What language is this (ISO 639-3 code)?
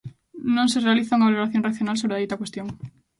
glg